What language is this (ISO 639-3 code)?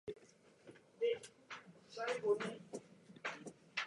jpn